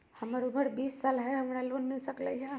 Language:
Magahi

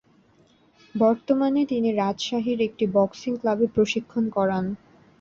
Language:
Bangla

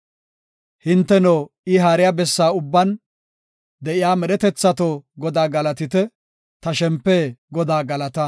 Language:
Gofa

